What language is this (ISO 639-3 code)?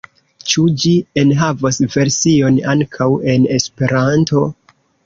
epo